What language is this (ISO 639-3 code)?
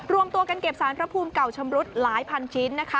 tha